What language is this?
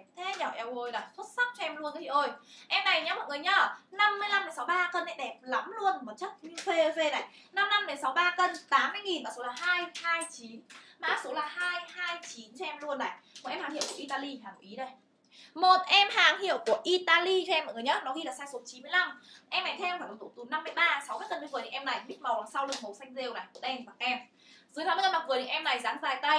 Vietnamese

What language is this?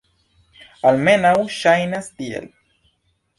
Esperanto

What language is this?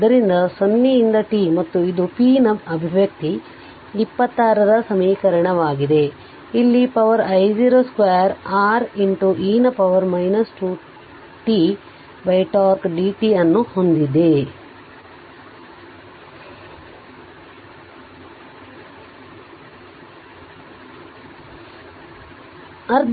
Kannada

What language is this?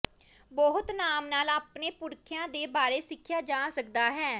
Punjabi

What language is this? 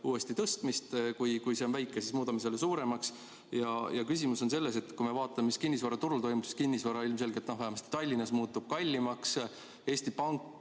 Estonian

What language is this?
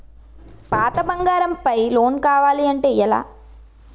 Telugu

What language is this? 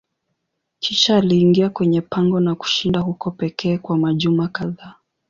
Swahili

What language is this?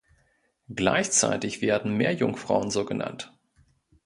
German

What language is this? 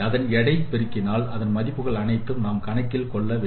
Tamil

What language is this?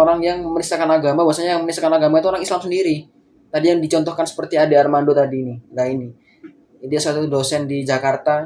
Indonesian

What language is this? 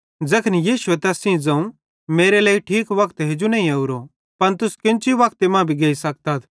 Bhadrawahi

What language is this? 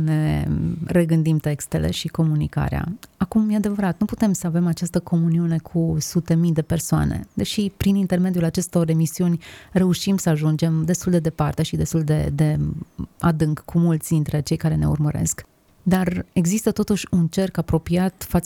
Romanian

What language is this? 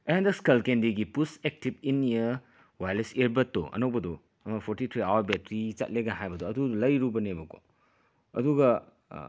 Manipuri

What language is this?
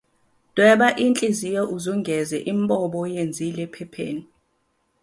Zulu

